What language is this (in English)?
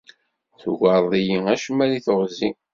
Kabyle